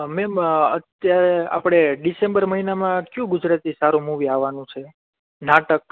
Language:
Gujarati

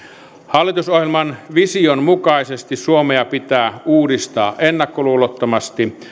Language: Finnish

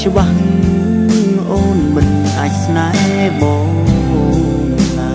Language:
Vietnamese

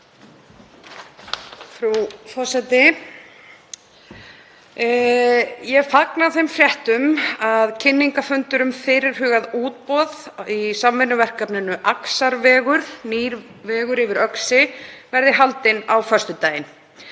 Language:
Icelandic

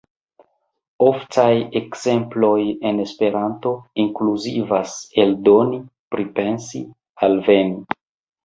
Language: Esperanto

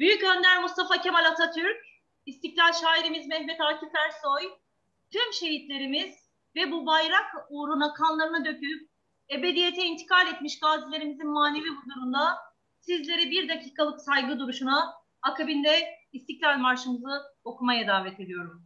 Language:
Turkish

